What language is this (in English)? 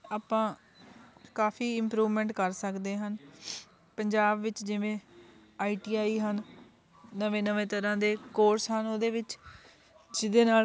Punjabi